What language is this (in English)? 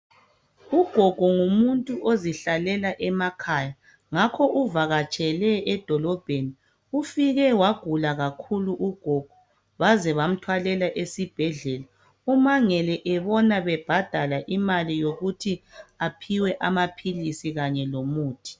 North Ndebele